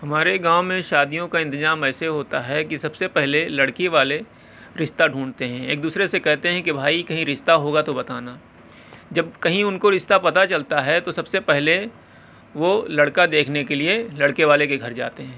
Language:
Urdu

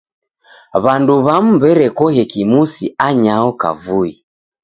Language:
Taita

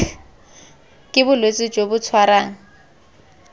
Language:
Tswana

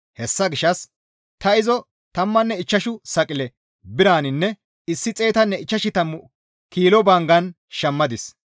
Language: Gamo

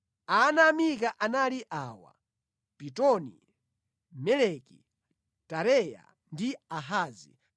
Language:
Nyanja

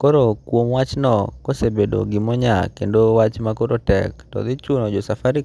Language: Luo (Kenya and Tanzania)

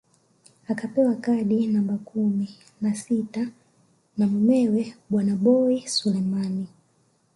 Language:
Swahili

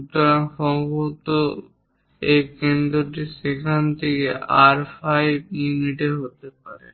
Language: Bangla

